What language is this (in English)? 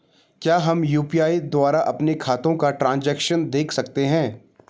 Hindi